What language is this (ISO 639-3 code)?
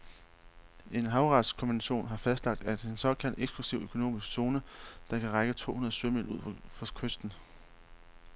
dan